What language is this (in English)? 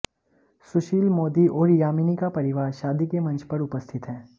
Hindi